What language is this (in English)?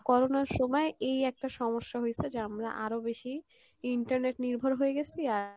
Bangla